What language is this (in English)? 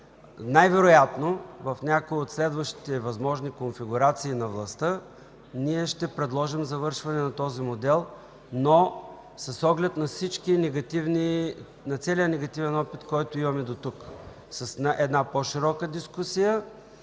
Bulgarian